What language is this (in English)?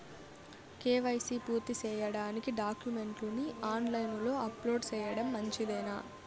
Telugu